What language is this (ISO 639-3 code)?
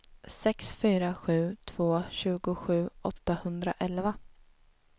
swe